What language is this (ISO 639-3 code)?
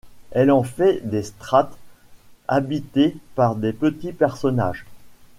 fra